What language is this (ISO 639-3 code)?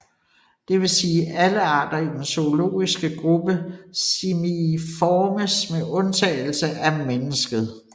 dan